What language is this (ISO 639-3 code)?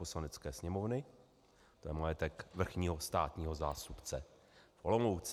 ces